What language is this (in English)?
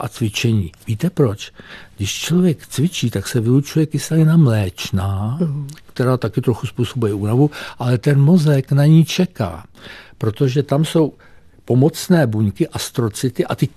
Czech